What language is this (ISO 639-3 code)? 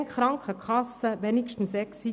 gsw